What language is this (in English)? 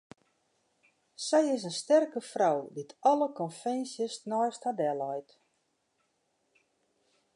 Western Frisian